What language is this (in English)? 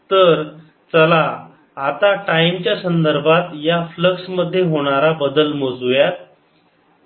Marathi